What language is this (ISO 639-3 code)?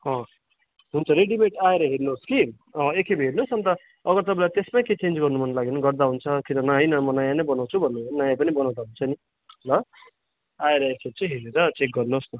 nep